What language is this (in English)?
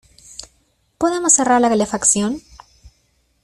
Spanish